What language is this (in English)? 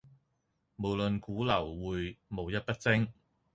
Cantonese